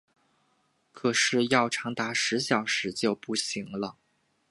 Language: Chinese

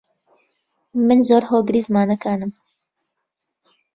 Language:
Central Kurdish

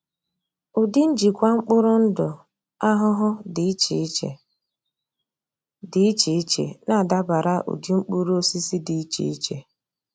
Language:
Igbo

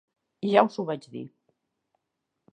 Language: Catalan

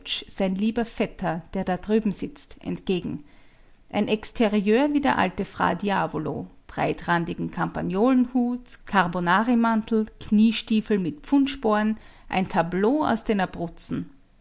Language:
German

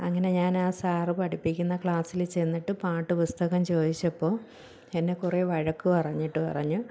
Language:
Malayalam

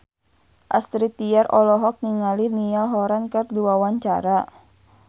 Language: Sundanese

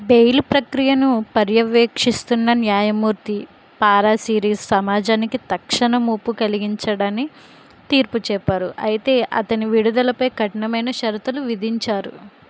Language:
Telugu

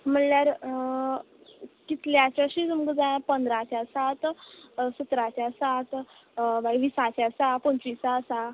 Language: Konkani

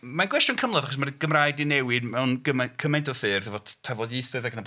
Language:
Welsh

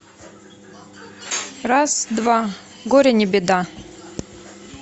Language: Russian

